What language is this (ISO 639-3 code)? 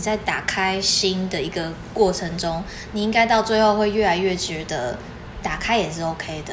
zho